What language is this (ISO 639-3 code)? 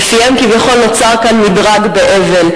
heb